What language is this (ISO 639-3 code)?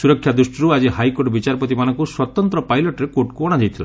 ori